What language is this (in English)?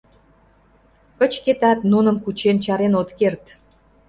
Mari